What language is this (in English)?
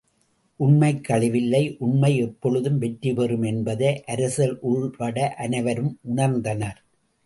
Tamil